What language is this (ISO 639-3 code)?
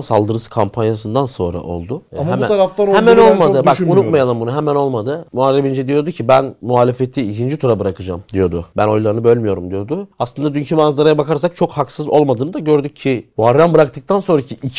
tur